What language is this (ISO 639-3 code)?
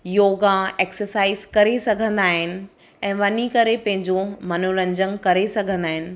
snd